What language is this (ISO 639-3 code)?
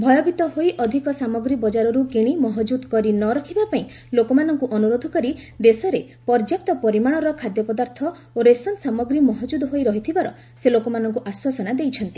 ori